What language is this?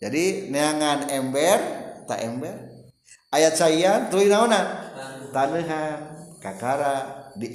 Indonesian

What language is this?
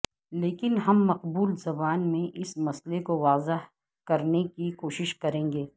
Urdu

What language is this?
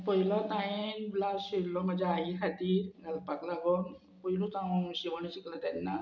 Konkani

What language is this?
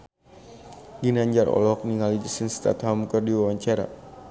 Sundanese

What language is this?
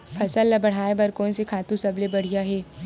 Chhattisgarhi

